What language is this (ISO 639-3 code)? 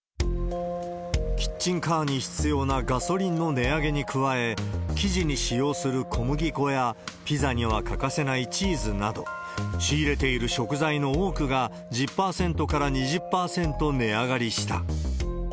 jpn